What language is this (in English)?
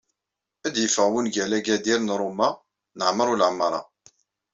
Kabyle